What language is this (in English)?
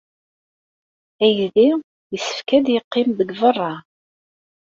Kabyle